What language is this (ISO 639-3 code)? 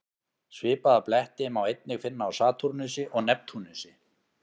isl